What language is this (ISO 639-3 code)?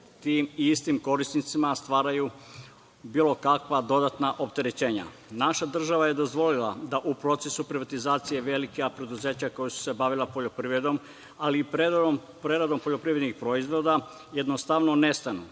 srp